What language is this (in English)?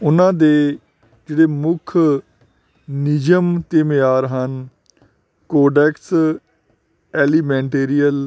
Punjabi